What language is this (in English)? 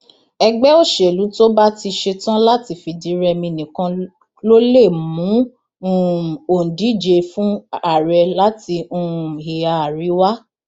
Yoruba